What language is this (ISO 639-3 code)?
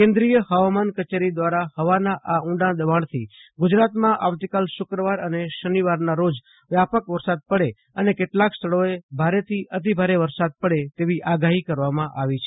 guj